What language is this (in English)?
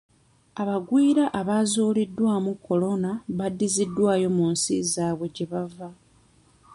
Ganda